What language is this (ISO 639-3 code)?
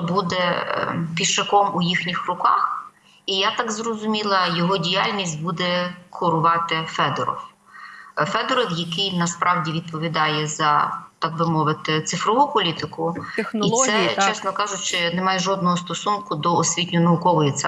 ukr